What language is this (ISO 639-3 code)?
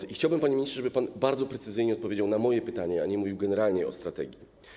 pol